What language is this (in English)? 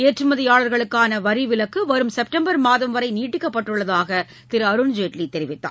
Tamil